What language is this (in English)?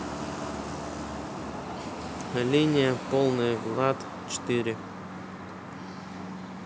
Russian